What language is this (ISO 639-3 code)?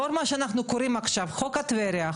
heb